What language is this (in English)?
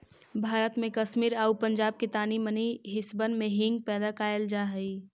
Magahi